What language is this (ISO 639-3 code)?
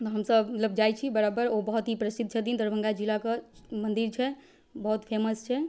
mai